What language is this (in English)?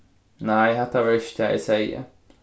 Faroese